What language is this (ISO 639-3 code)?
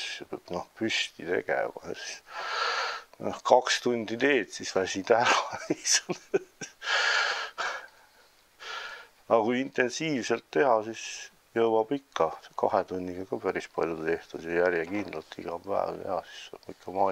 nld